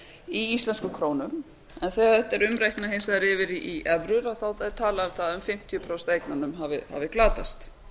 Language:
Icelandic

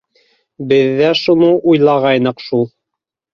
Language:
Bashkir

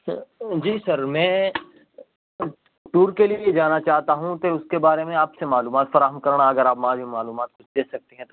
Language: Urdu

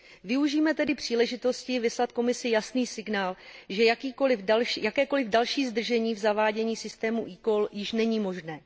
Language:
Czech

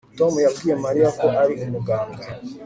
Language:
Kinyarwanda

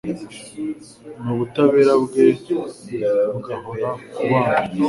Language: Kinyarwanda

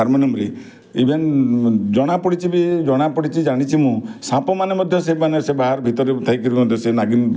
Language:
Odia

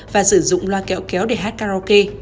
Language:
Vietnamese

